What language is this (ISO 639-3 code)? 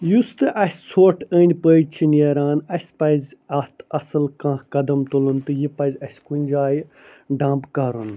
kas